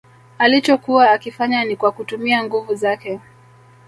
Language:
Swahili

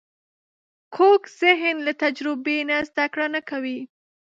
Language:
Pashto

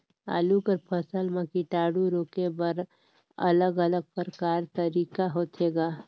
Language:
Chhattisgarhi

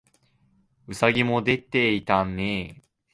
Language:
Japanese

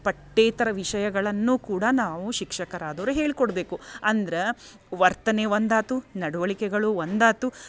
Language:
Kannada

